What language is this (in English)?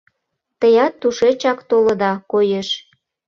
Mari